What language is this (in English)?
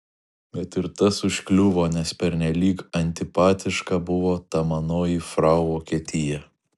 Lithuanian